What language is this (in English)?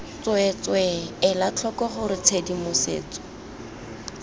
Tswana